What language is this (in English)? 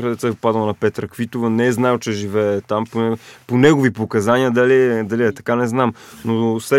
Bulgarian